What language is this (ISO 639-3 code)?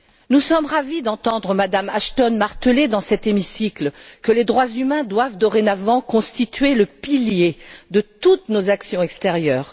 fra